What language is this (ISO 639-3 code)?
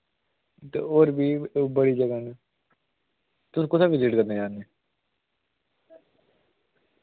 doi